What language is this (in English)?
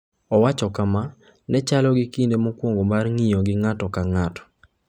Luo (Kenya and Tanzania)